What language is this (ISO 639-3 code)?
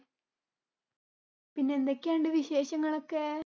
mal